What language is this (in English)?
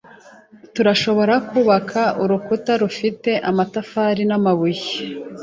Kinyarwanda